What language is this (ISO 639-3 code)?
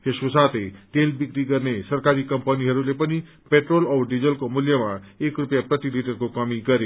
nep